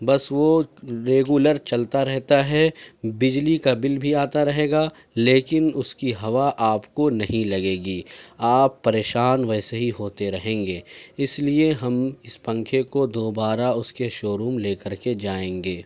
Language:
Urdu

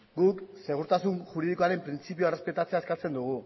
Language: Basque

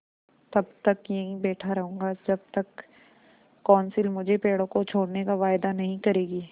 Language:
Hindi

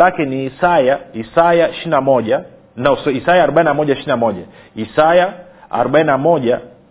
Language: Swahili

